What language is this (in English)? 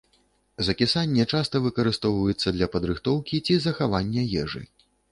Belarusian